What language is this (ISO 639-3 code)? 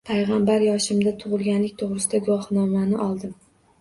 uzb